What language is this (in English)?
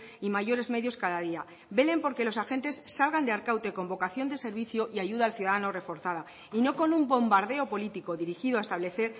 Spanish